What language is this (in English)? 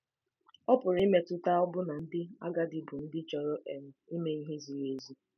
Igbo